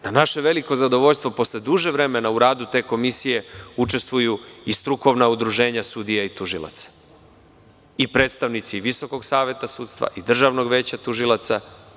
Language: Serbian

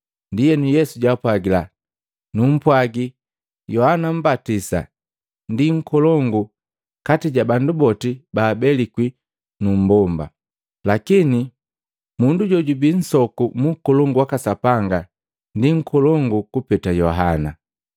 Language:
Matengo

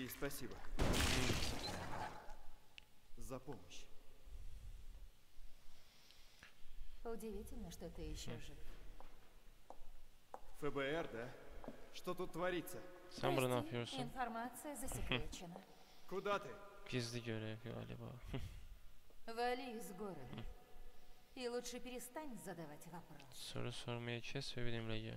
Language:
Turkish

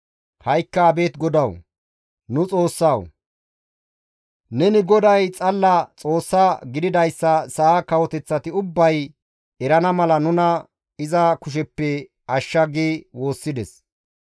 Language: Gamo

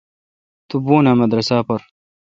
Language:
Kalkoti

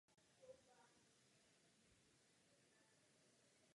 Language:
Czech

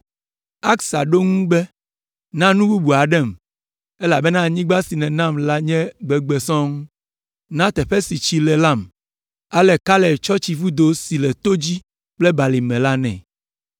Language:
Ewe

